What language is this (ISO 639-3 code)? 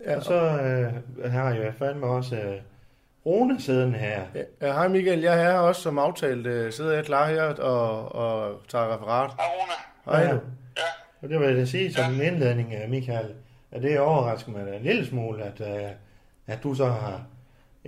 dan